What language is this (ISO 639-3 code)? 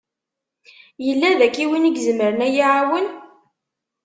kab